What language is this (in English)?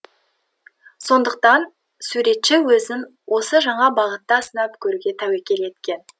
Kazakh